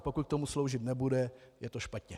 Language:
Czech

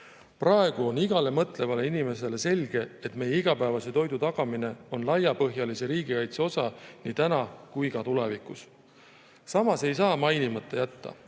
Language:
Estonian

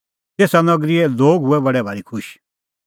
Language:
Kullu Pahari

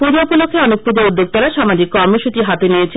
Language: Bangla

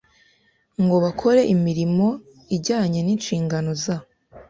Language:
Kinyarwanda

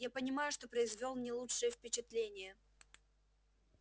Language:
Russian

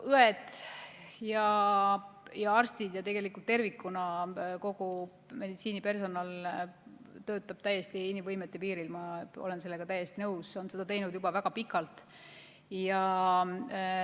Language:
Estonian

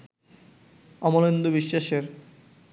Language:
Bangla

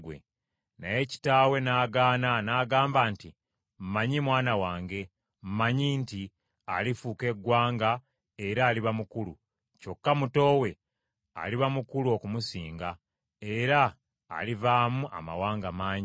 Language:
Ganda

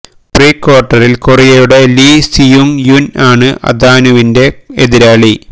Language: Malayalam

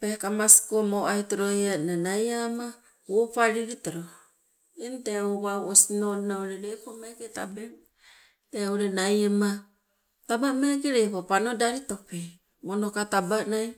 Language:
Sibe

